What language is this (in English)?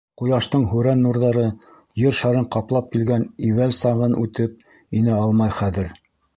Bashkir